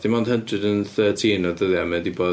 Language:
Welsh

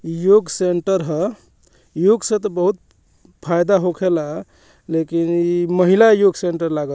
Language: Bhojpuri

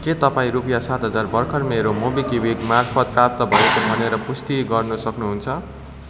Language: Nepali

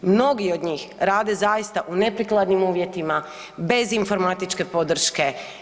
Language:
Croatian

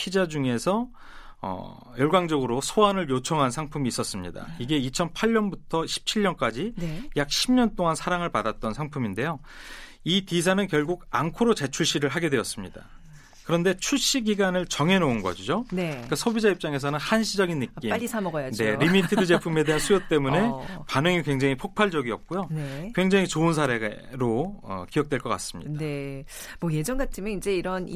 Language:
Korean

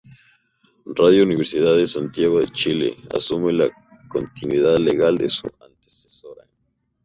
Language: Spanish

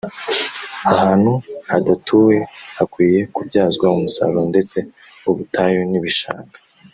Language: Kinyarwanda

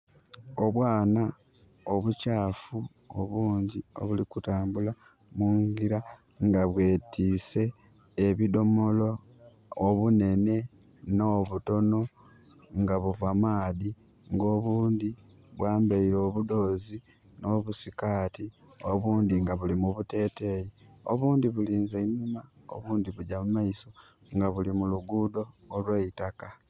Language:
Soga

